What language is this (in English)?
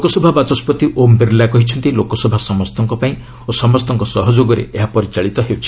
Odia